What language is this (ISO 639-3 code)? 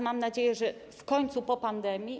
pol